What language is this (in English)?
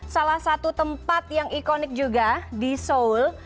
Indonesian